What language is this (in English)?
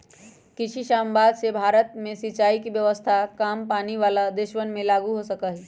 Magahi